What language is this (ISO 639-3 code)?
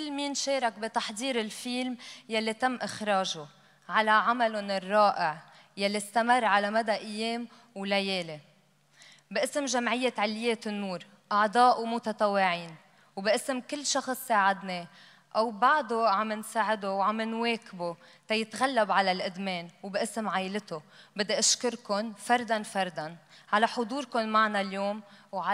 ara